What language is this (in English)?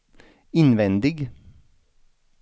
Swedish